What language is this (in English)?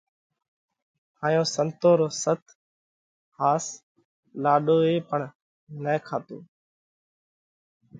Parkari Koli